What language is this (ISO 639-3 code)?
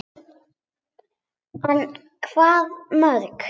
isl